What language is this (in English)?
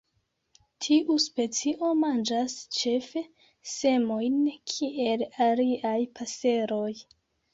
Esperanto